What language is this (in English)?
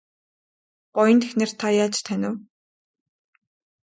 Mongolian